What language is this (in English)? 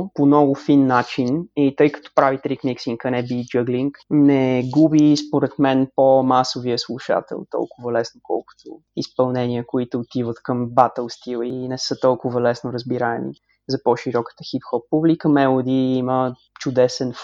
Bulgarian